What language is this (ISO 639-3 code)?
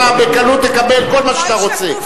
heb